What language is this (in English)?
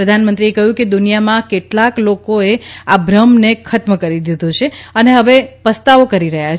Gujarati